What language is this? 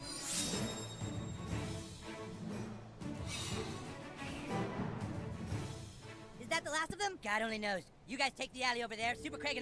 German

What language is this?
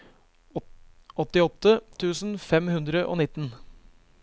Norwegian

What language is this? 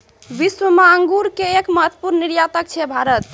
Maithili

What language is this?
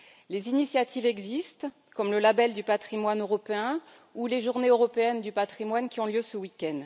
French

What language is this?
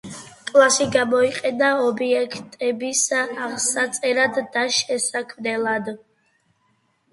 Georgian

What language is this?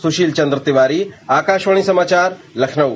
Hindi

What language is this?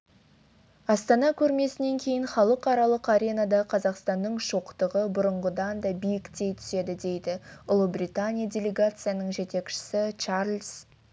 Kazakh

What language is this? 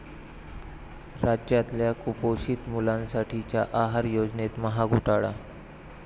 Marathi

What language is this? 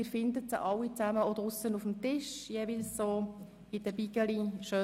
Swiss German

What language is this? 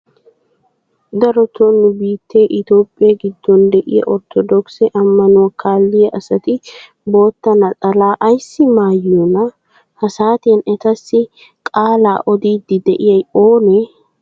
Wolaytta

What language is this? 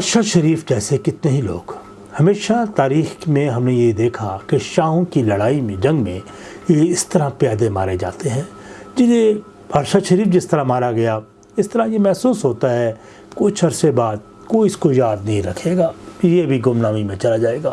Urdu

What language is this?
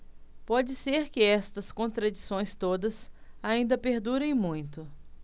Portuguese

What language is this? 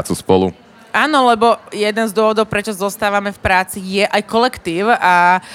Slovak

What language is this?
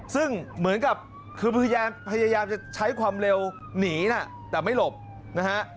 Thai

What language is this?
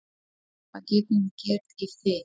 Icelandic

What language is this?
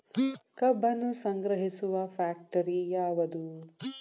Kannada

